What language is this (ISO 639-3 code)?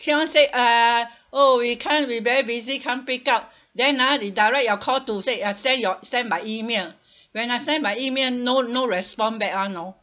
eng